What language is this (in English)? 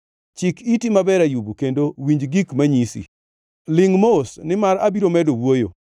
Luo (Kenya and Tanzania)